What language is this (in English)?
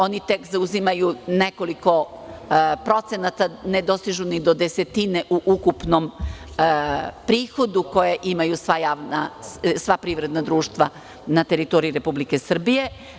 Serbian